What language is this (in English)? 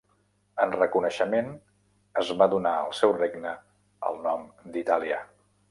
Catalan